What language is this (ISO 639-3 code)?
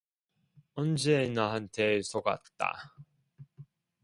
kor